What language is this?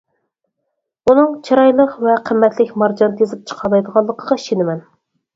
Uyghur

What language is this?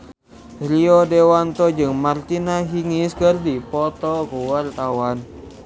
Sundanese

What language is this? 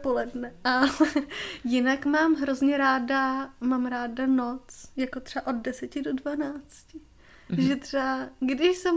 Czech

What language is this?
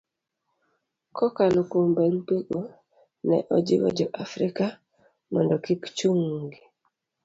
Luo (Kenya and Tanzania)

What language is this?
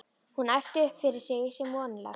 Icelandic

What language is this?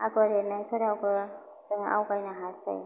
Bodo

